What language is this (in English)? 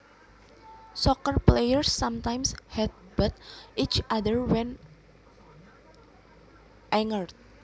Javanese